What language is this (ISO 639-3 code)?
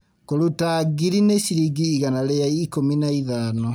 kik